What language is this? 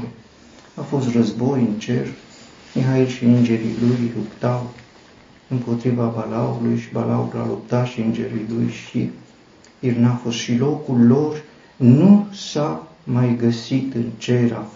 Romanian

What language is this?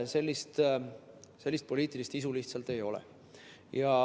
Estonian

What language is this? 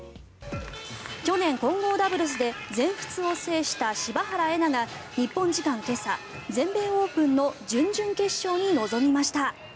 Japanese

